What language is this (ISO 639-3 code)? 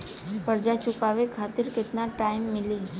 bho